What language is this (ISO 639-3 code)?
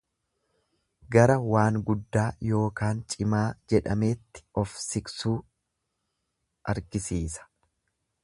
orm